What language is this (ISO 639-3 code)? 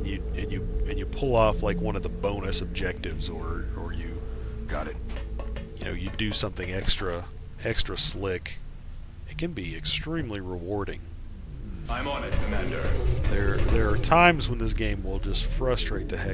eng